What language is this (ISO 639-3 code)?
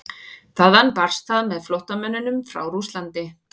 isl